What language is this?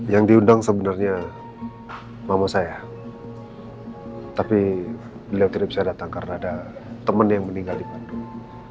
Indonesian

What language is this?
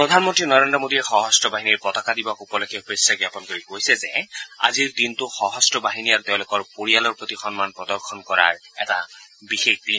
Assamese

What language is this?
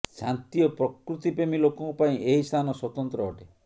Odia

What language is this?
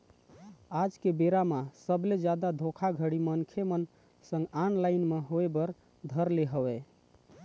Chhattisgarhi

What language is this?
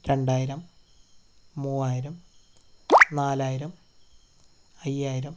Malayalam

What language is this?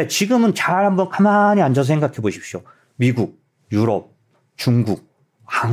Korean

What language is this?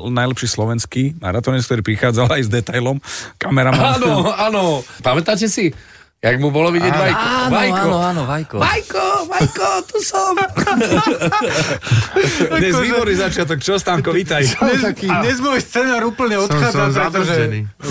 Slovak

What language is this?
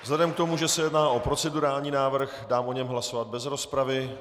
Czech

